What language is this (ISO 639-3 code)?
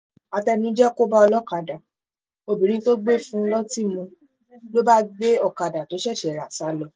yor